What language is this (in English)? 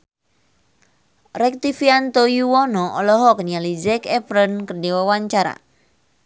Sundanese